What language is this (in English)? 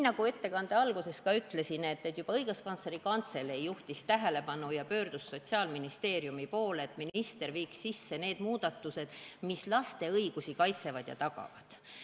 Estonian